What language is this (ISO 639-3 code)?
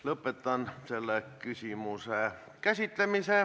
est